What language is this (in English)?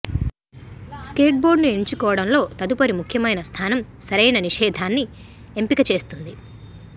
Telugu